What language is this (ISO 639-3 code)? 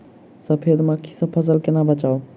mai